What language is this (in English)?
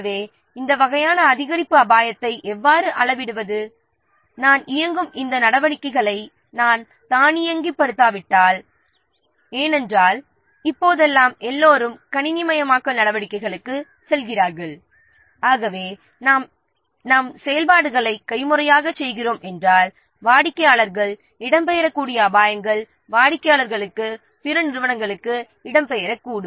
Tamil